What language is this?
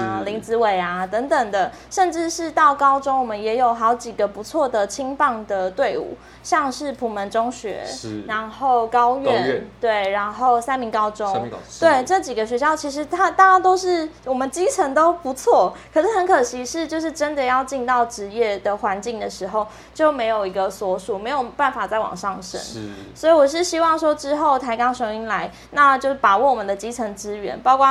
Chinese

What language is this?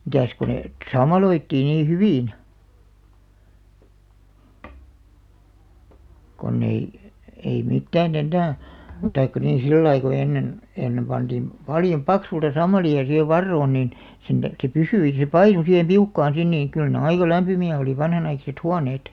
Finnish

